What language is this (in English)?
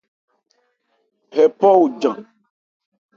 Ebrié